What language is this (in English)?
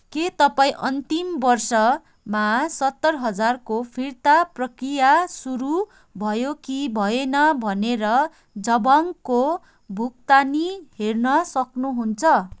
Nepali